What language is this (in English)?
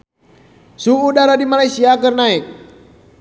Sundanese